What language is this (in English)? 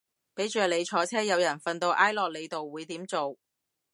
Cantonese